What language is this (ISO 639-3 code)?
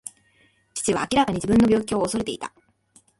jpn